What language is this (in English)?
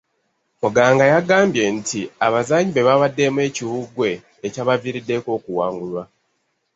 Ganda